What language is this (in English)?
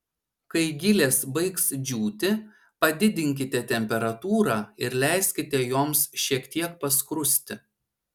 Lithuanian